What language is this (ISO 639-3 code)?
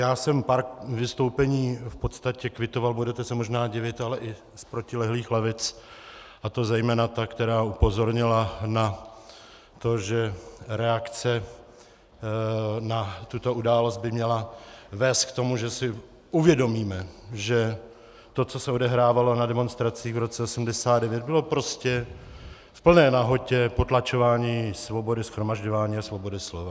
ces